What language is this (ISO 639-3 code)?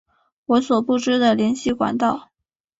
zho